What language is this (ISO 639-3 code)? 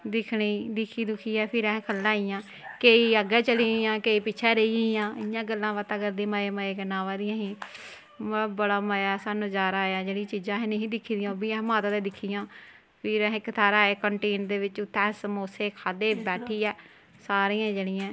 doi